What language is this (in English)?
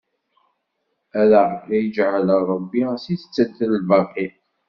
Kabyle